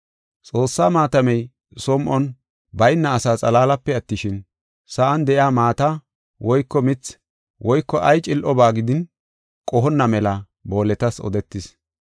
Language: Gofa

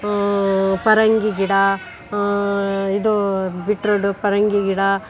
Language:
Kannada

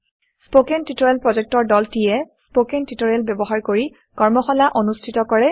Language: Assamese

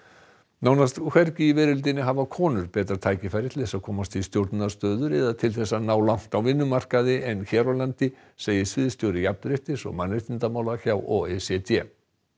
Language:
Icelandic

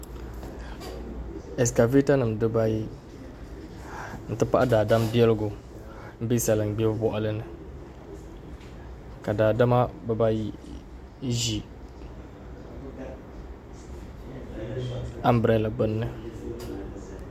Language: Dagbani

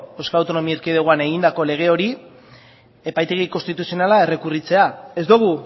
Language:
Basque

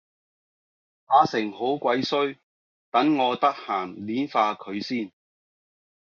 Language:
Cantonese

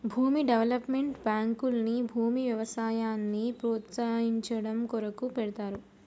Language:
Telugu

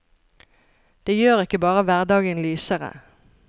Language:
Norwegian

